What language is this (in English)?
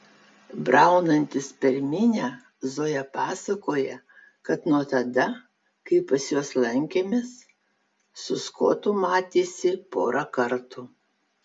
Lithuanian